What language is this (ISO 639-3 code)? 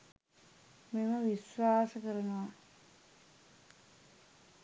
sin